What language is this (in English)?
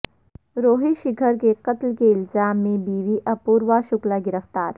Urdu